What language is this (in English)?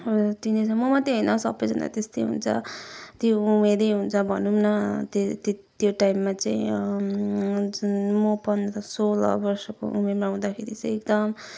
Nepali